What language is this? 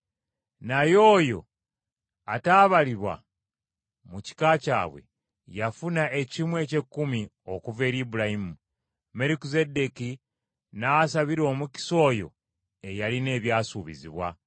Ganda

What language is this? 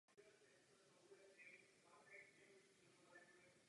Czech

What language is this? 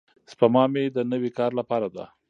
Pashto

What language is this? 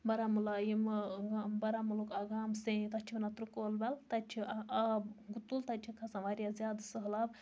Kashmiri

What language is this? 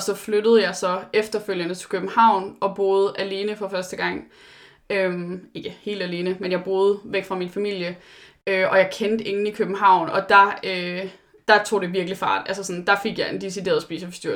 Danish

